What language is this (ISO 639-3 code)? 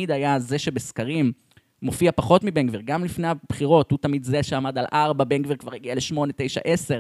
heb